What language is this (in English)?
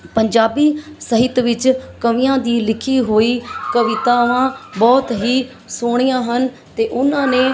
Punjabi